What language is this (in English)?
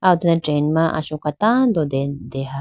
Idu-Mishmi